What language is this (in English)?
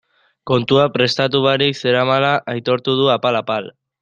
Basque